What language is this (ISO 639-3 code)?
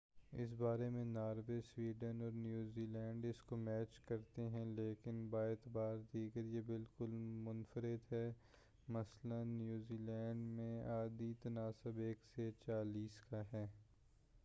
urd